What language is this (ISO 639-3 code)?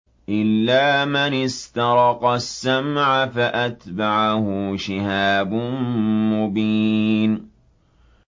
ara